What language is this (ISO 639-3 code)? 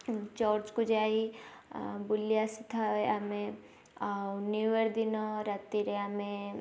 ori